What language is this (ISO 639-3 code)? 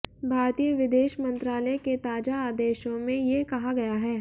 hin